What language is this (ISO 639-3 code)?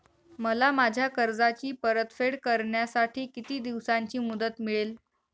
mar